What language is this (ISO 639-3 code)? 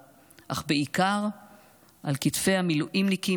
heb